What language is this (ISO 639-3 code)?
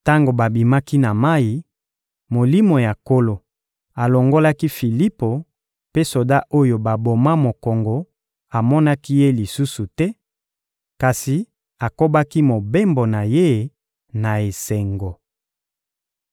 lin